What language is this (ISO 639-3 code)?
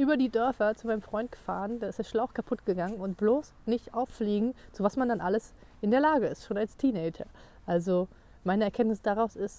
deu